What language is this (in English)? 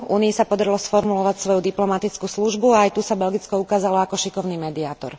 Slovak